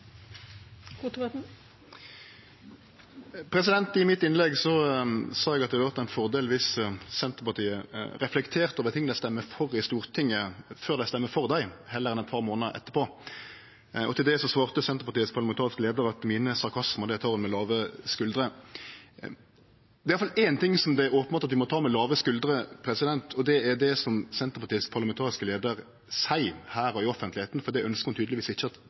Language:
Norwegian Nynorsk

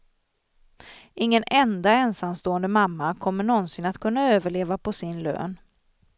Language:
Swedish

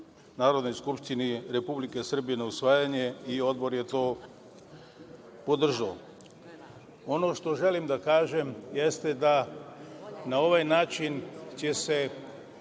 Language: Serbian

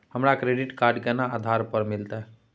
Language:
Maithili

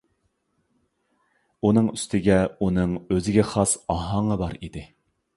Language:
Uyghur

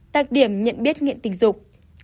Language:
Vietnamese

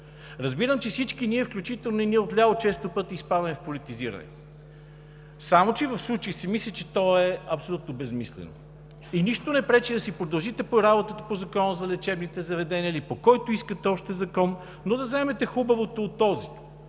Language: Bulgarian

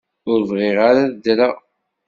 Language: Kabyle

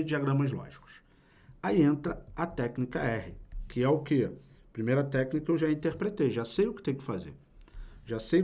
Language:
Portuguese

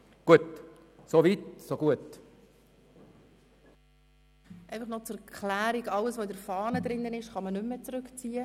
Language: Swiss German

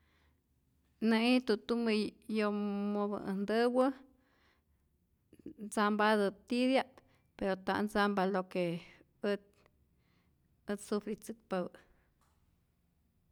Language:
Rayón Zoque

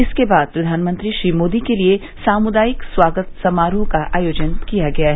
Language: Hindi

